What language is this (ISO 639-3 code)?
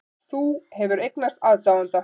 isl